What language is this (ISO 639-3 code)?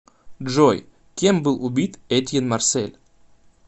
rus